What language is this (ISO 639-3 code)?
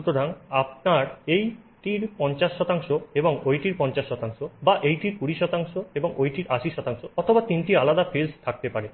ben